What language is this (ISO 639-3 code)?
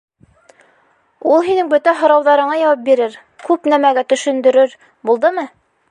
bak